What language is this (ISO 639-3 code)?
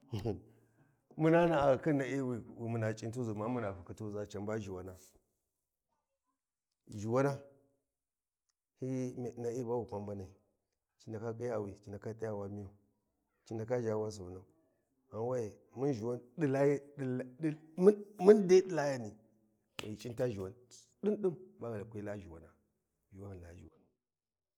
wji